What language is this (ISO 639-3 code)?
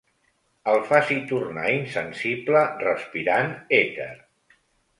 cat